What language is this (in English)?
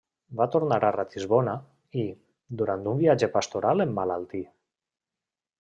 Catalan